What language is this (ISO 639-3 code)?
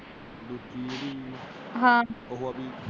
pan